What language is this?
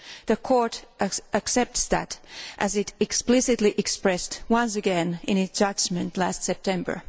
English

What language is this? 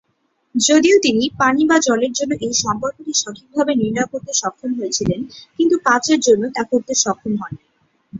Bangla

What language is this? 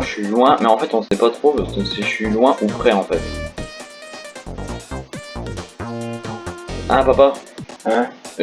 French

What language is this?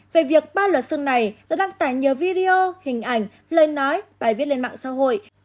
Vietnamese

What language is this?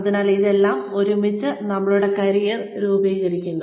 Malayalam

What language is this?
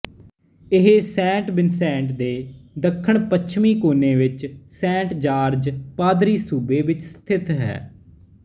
Punjabi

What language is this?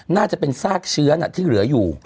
Thai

